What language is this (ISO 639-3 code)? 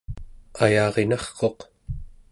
esu